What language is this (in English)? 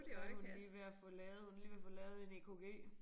Danish